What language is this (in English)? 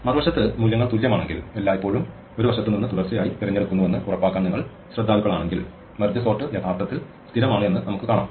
Malayalam